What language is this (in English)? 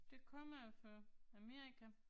Danish